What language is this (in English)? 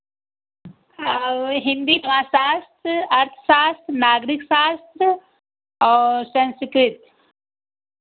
Hindi